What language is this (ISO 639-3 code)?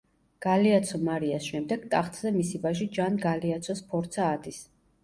kat